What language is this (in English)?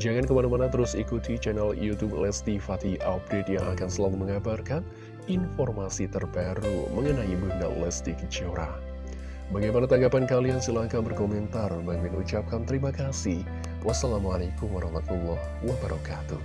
Indonesian